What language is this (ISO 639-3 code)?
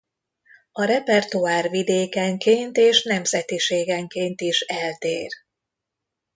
hun